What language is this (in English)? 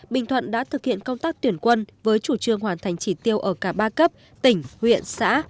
Vietnamese